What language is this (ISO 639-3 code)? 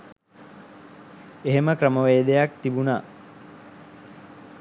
sin